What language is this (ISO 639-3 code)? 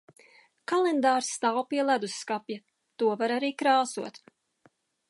lav